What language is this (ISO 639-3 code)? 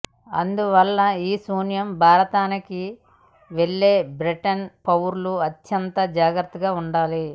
tel